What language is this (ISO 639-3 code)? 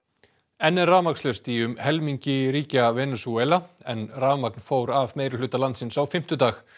isl